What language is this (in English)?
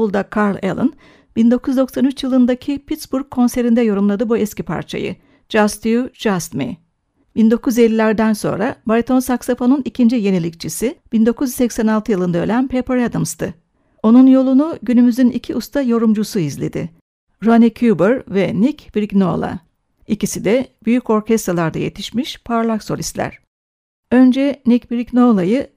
Turkish